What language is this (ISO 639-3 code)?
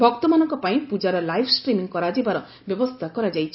ori